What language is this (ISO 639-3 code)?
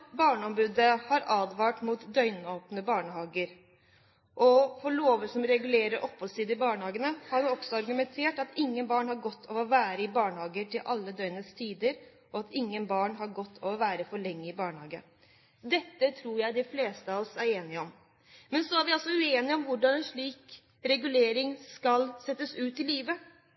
nob